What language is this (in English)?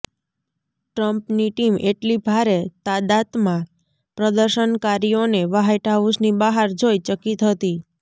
Gujarati